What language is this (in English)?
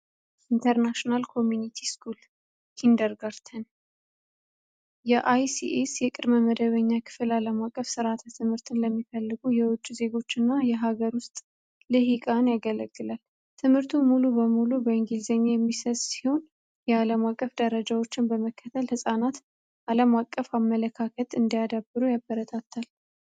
Amharic